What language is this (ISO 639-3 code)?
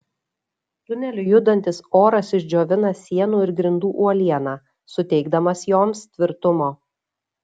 lit